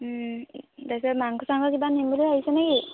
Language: Assamese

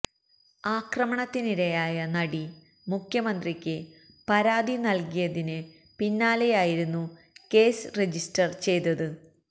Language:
Malayalam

